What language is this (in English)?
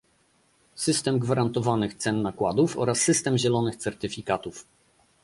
Polish